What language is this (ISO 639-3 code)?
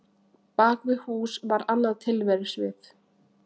isl